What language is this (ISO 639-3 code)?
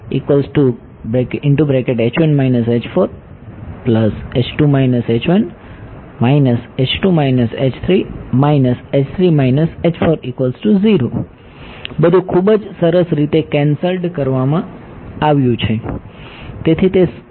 guj